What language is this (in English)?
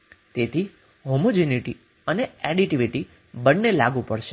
Gujarati